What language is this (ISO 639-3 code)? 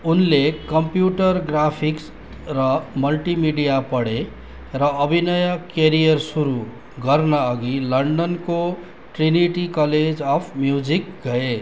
nep